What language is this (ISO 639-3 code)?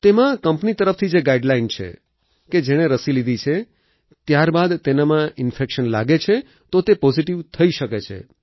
guj